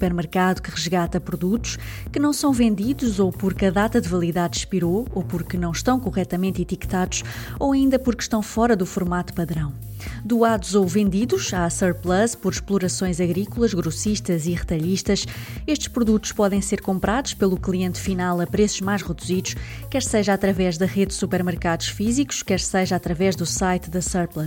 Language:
Portuguese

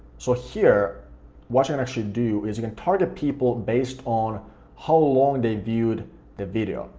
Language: English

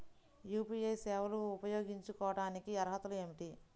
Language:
Telugu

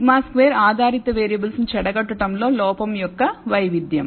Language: Telugu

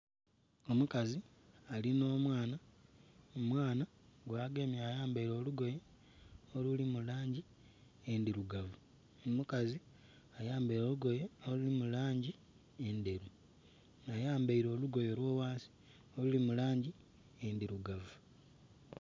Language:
Soga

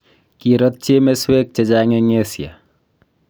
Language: Kalenjin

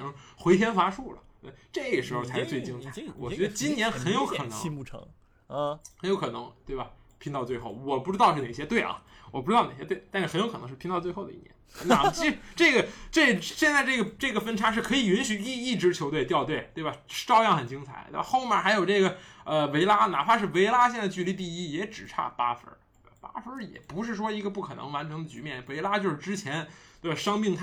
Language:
Chinese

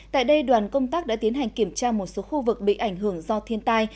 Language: Vietnamese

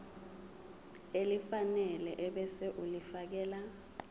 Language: Zulu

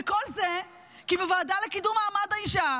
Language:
Hebrew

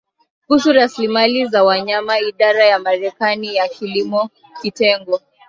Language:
Swahili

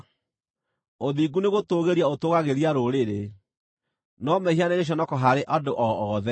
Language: Kikuyu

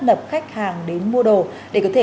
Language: Vietnamese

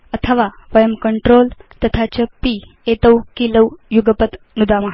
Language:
Sanskrit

